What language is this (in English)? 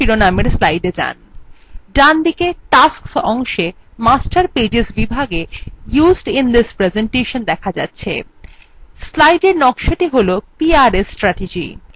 Bangla